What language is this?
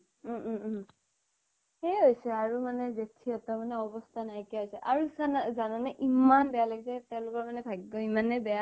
Assamese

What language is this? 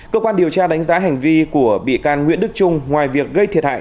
Vietnamese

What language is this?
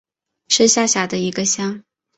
Chinese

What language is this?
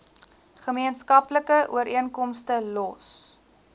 Afrikaans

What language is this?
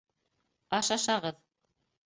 Bashkir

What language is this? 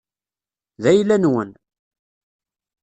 Kabyle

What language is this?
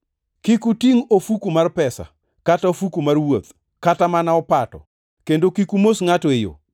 Luo (Kenya and Tanzania)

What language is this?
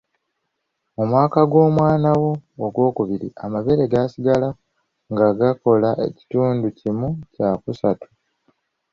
Ganda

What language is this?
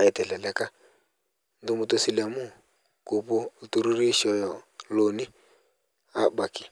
Masai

